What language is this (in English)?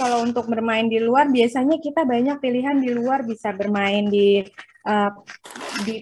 Indonesian